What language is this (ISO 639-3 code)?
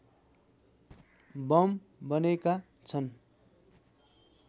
nep